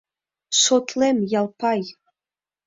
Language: Mari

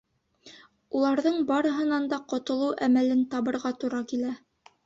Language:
Bashkir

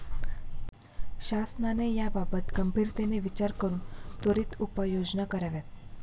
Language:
Marathi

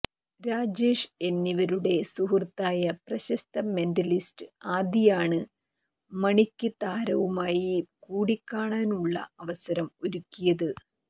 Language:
Malayalam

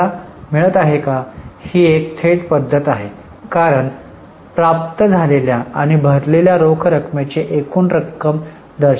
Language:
Marathi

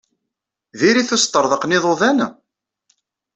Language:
Kabyle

